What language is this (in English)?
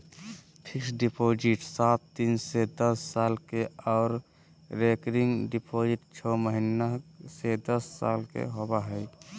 Magahi